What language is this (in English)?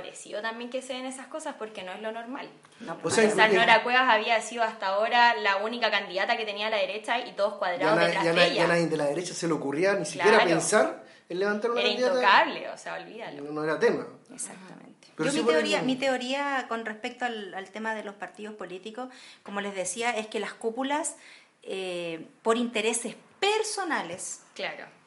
Spanish